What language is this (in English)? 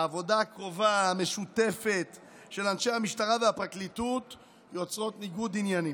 Hebrew